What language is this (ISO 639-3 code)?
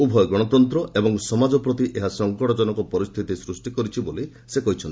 ori